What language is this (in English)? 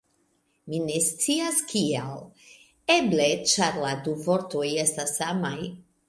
Esperanto